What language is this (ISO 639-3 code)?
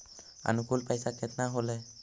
mag